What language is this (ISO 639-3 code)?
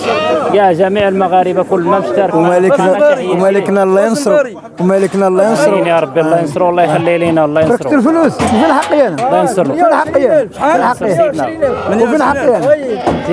ara